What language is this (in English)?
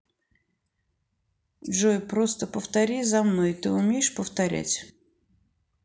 Russian